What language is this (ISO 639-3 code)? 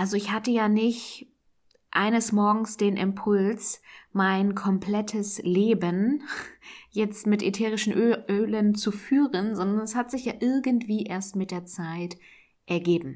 deu